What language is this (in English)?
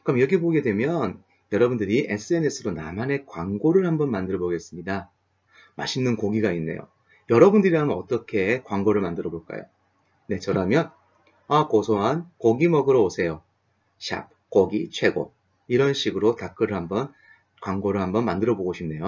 Korean